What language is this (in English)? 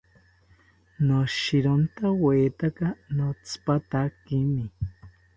South Ucayali Ashéninka